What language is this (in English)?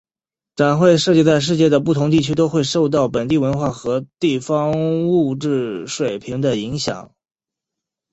Chinese